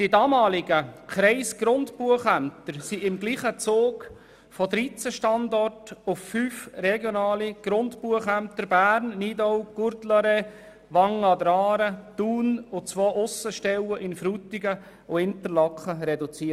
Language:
Swiss German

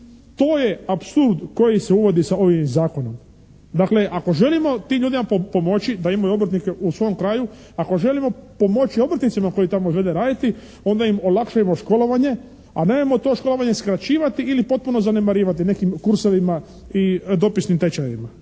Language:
Croatian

